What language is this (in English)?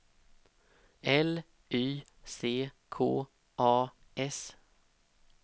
Swedish